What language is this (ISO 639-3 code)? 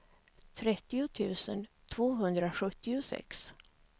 swe